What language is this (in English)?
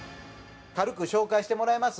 Japanese